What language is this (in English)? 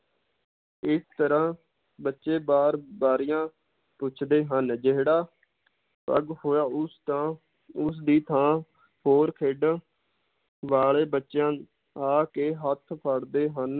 Punjabi